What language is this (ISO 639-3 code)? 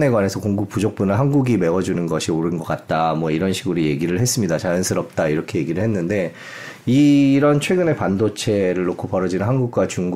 kor